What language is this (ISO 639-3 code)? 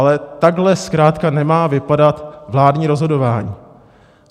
ces